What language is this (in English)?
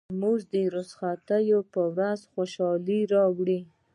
Pashto